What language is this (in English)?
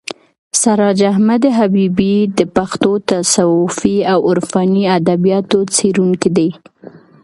Pashto